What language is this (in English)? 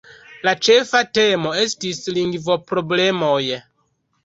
Esperanto